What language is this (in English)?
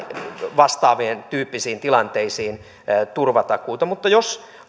Finnish